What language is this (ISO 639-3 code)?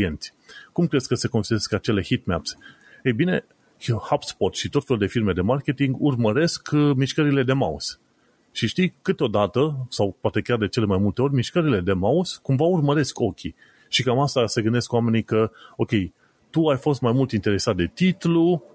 ron